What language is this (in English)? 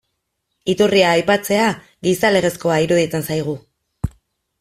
Basque